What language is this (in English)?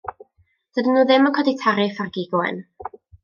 Welsh